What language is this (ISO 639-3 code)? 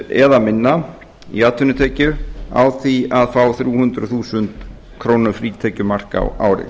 isl